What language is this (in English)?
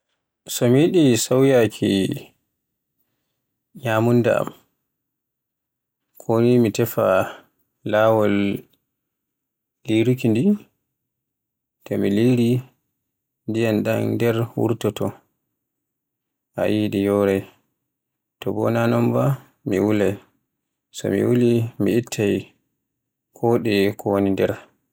Borgu Fulfulde